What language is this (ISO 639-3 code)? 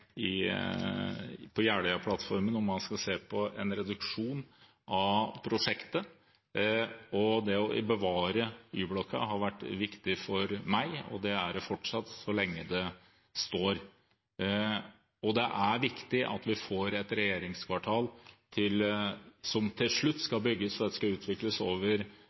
nob